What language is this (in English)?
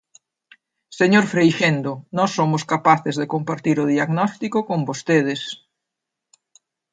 Galician